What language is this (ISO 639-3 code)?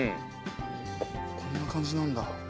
jpn